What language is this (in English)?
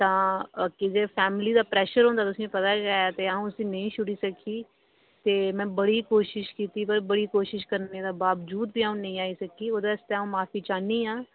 Dogri